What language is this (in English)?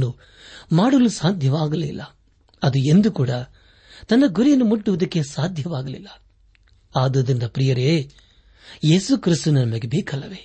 Kannada